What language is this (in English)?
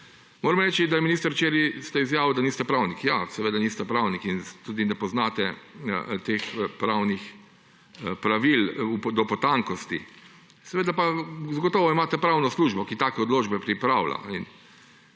Slovenian